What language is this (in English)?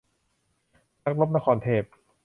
Thai